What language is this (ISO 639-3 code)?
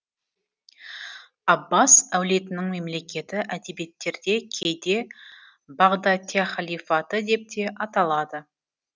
kaz